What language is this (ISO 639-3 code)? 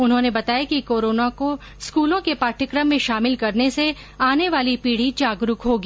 hin